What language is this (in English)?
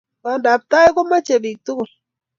Kalenjin